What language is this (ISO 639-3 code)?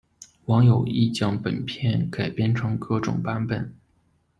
zho